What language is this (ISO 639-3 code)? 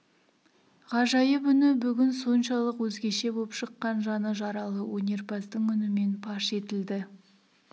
kaz